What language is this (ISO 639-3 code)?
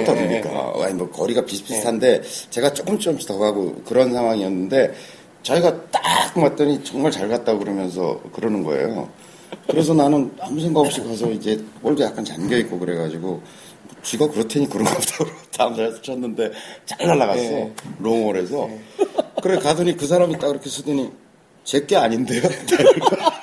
kor